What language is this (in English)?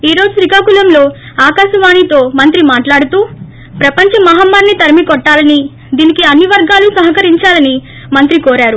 Telugu